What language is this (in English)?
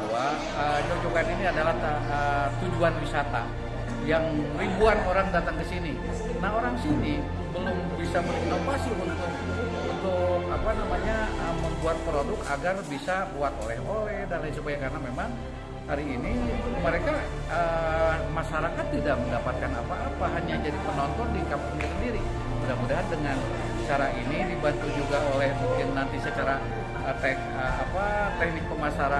Indonesian